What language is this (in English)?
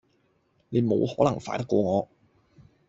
Cantonese